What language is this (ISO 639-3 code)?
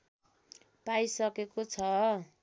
nep